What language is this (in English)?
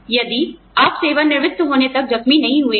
Hindi